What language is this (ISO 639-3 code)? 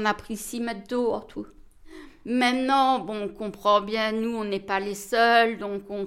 fra